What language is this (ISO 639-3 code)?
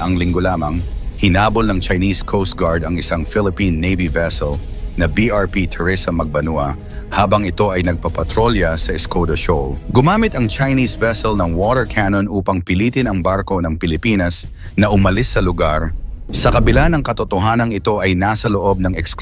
fil